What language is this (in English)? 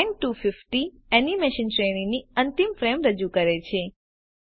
Gujarati